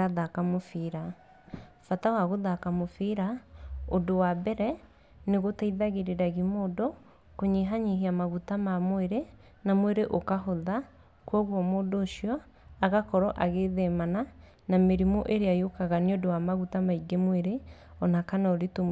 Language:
Kikuyu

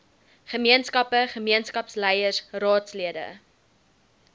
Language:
Afrikaans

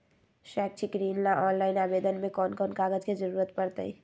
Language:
Magahi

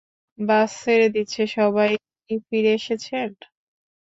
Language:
Bangla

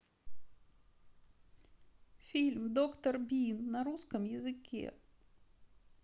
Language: Russian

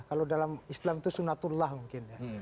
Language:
Indonesian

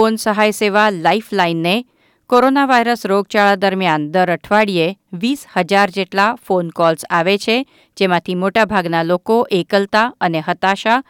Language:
Gujarati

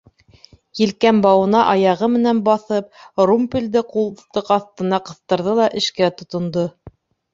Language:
Bashkir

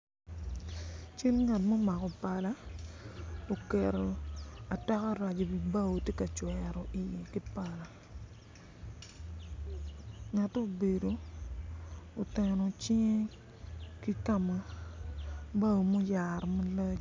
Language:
Acoli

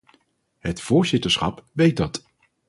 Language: Dutch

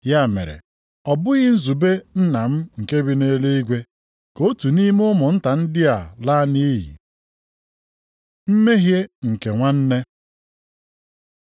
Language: Igbo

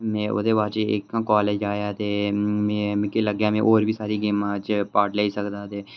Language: Dogri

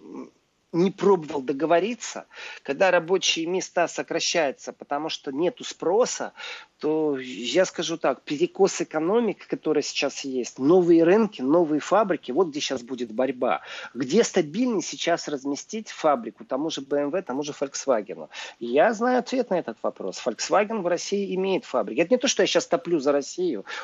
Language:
Russian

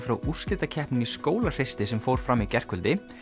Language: Icelandic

